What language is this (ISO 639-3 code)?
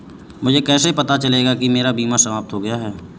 hin